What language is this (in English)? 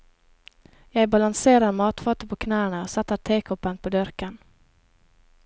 Norwegian